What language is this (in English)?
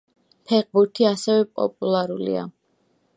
Georgian